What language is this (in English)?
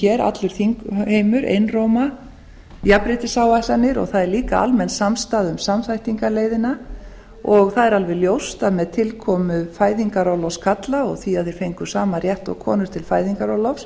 Icelandic